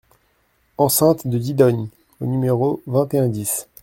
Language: French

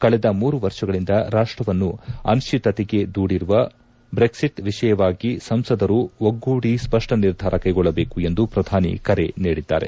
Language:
Kannada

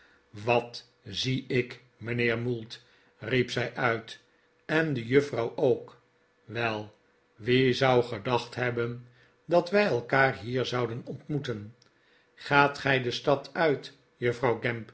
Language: Dutch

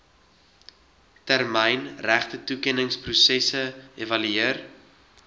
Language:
Afrikaans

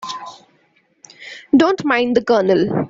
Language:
English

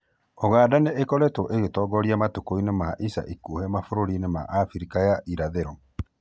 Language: Kikuyu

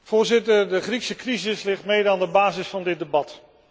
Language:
Dutch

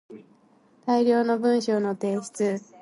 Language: Japanese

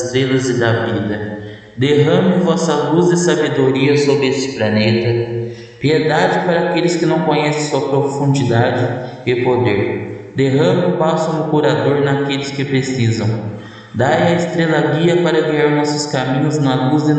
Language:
Portuguese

